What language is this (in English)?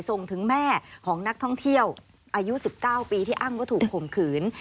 Thai